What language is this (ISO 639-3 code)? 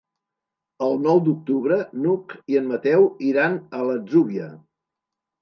cat